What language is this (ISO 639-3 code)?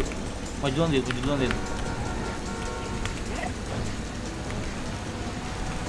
ind